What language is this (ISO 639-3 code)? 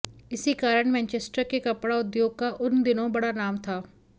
hin